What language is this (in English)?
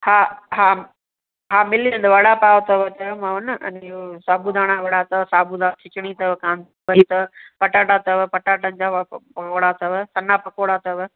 Sindhi